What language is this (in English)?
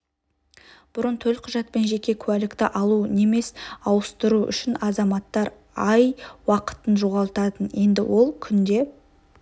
Kazakh